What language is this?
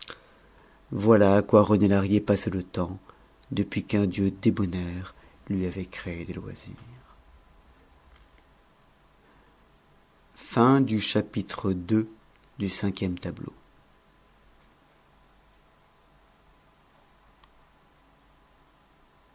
French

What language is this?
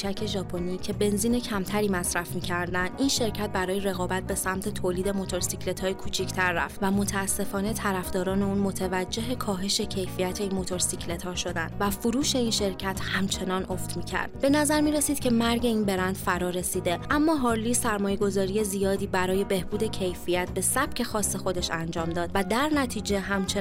Persian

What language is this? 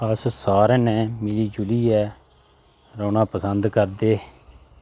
Dogri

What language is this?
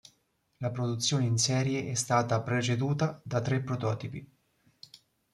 Italian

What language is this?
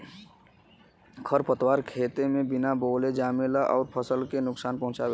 Bhojpuri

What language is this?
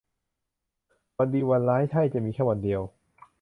Thai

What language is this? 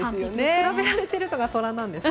Japanese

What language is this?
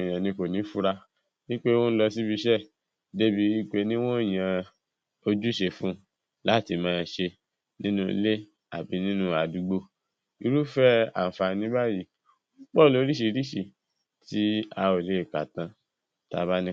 Yoruba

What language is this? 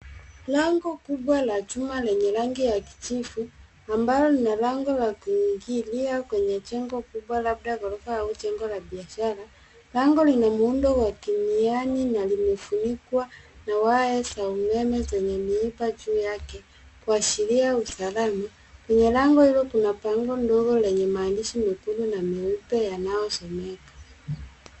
Swahili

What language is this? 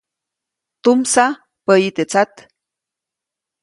Copainalá Zoque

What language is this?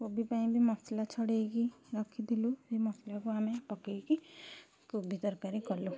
Odia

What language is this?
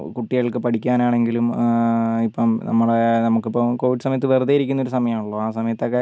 Malayalam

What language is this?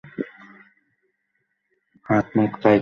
Bangla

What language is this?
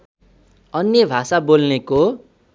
Nepali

